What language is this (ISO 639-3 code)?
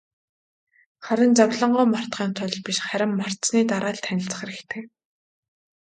mon